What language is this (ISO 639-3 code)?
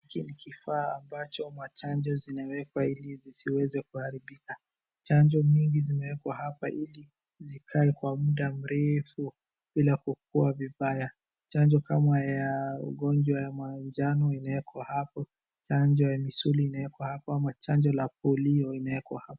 swa